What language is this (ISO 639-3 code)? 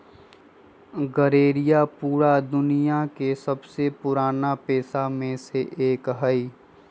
mag